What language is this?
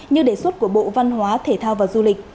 Vietnamese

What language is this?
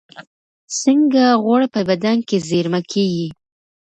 Pashto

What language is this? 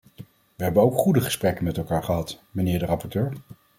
Dutch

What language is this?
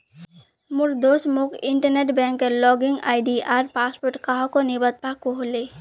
Magahi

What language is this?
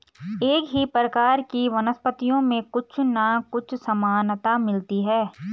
Hindi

